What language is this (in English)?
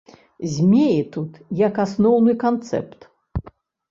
Belarusian